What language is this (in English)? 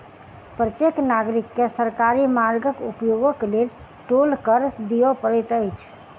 Maithili